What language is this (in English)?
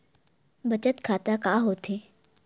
Chhattisgarhi